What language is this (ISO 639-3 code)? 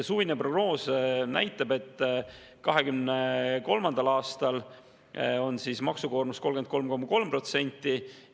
est